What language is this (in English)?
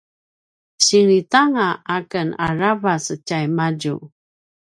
Paiwan